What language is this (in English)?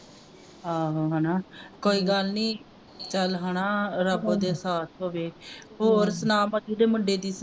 Punjabi